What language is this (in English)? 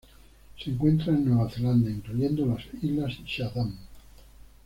Spanish